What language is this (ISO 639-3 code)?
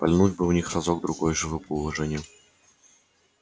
rus